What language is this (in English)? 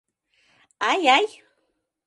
Mari